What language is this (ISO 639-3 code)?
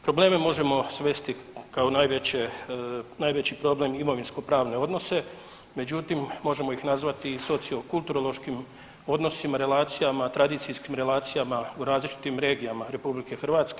hrv